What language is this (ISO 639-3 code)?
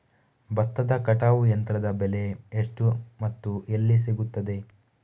kan